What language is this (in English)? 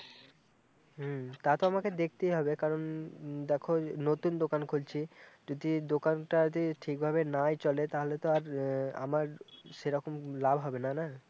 Bangla